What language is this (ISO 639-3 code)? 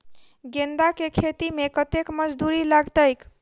mai